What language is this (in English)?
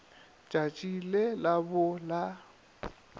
Northern Sotho